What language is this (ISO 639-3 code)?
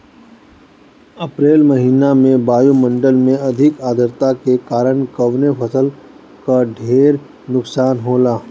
bho